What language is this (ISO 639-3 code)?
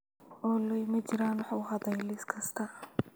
som